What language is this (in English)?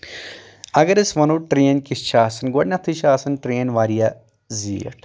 Kashmiri